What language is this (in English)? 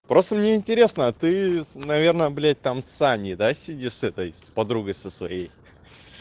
Russian